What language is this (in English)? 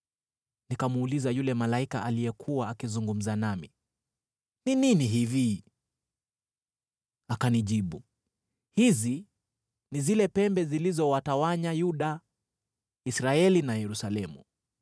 Swahili